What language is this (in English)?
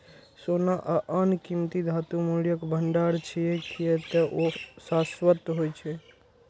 Maithili